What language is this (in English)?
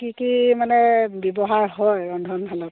Assamese